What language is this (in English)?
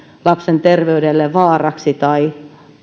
Finnish